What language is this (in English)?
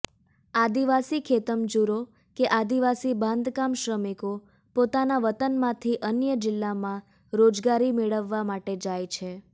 Gujarati